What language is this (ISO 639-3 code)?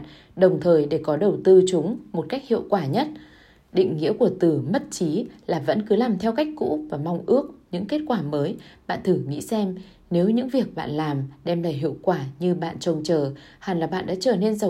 vie